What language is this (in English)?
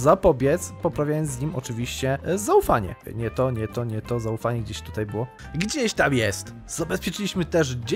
Polish